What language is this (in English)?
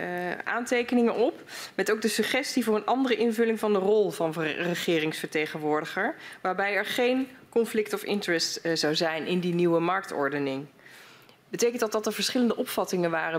Dutch